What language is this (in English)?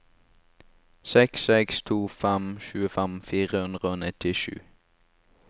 Norwegian